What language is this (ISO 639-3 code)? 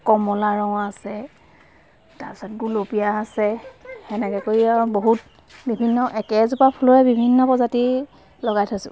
asm